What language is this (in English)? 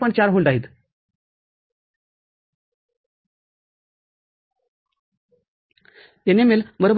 Marathi